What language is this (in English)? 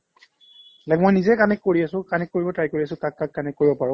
Assamese